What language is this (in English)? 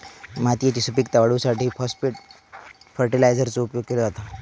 Marathi